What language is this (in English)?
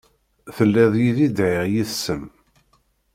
Kabyle